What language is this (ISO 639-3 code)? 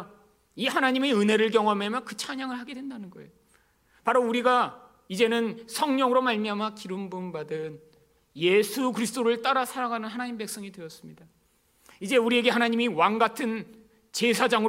kor